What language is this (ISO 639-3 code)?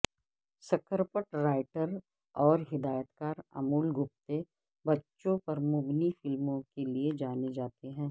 urd